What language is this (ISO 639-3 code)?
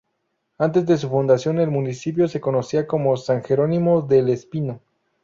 spa